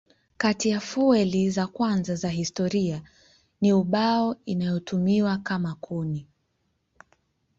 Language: Swahili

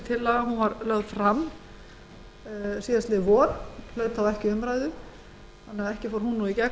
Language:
Icelandic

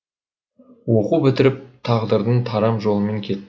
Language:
Kazakh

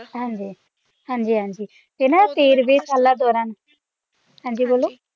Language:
Punjabi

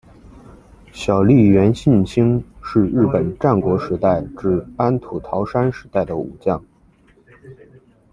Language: Chinese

